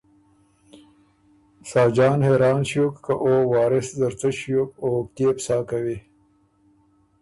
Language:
Ormuri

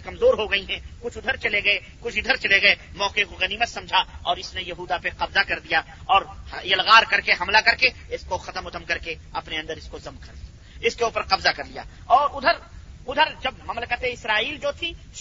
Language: Urdu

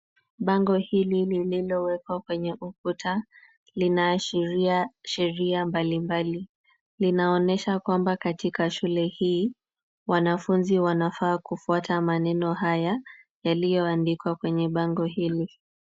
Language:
Swahili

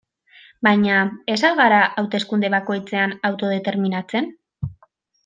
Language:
Basque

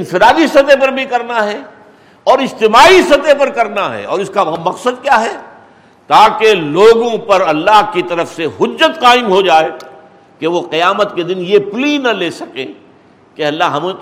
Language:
Urdu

